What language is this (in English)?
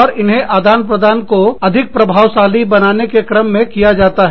Hindi